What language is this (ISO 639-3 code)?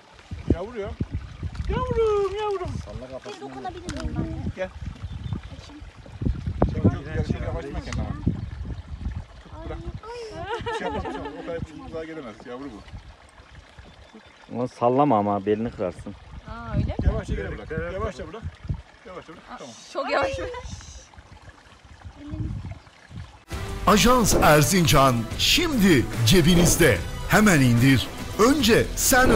tur